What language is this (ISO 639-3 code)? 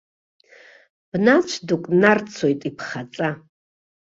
abk